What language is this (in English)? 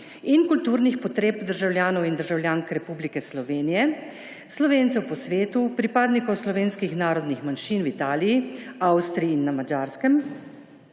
Slovenian